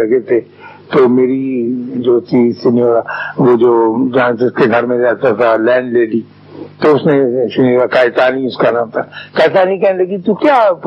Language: Urdu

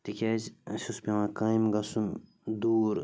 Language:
Kashmiri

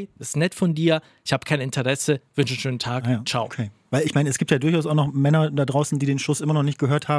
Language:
German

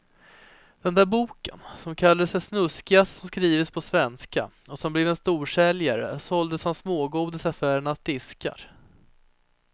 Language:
Swedish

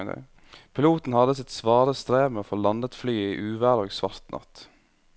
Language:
Norwegian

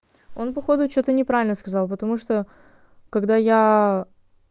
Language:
Russian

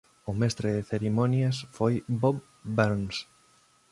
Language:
Galician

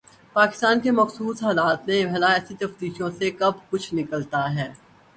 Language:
Urdu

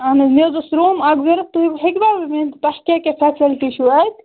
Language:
Kashmiri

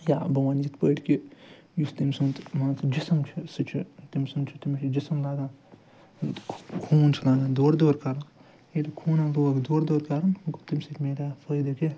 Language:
Kashmiri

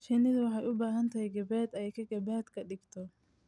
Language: Somali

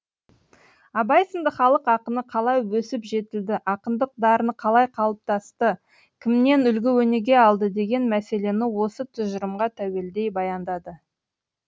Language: Kazakh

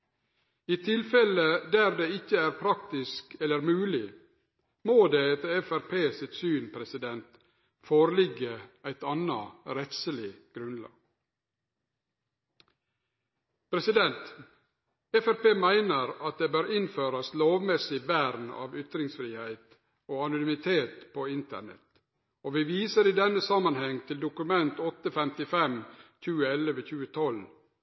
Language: Norwegian Nynorsk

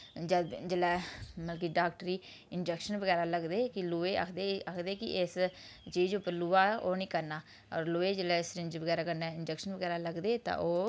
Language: Dogri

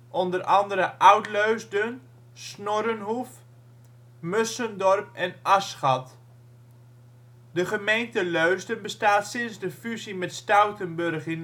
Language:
Dutch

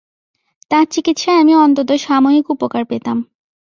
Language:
Bangla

